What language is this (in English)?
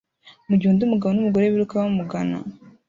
Kinyarwanda